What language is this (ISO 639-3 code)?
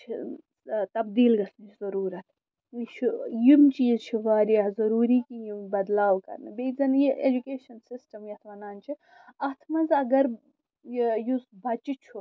kas